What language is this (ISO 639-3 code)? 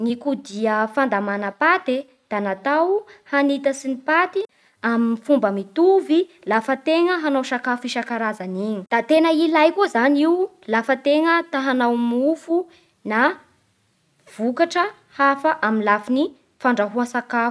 bhr